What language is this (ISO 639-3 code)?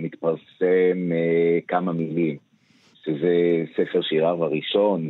heb